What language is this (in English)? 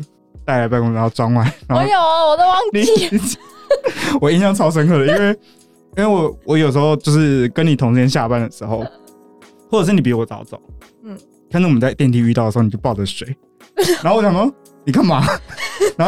Chinese